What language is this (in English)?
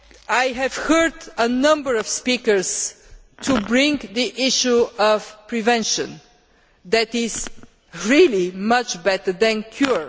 English